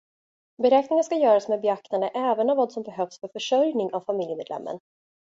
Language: Swedish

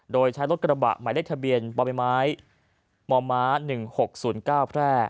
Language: Thai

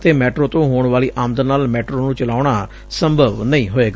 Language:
Punjabi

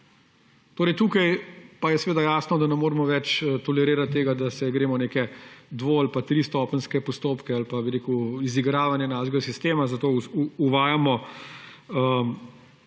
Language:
Slovenian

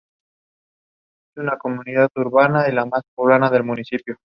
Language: Spanish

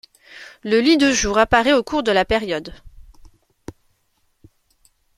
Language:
French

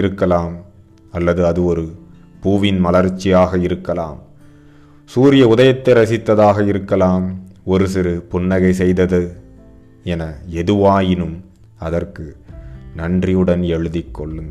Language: Tamil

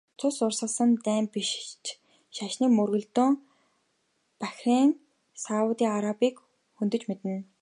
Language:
Mongolian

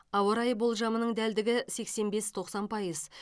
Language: Kazakh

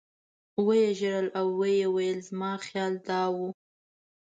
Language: Pashto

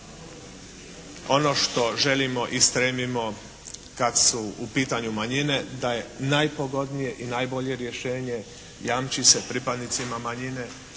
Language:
Croatian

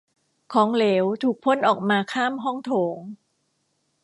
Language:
Thai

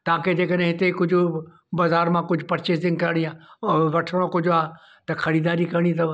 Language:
Sindhi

